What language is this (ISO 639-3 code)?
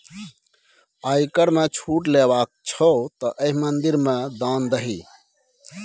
mai